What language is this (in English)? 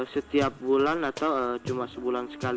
Indonesian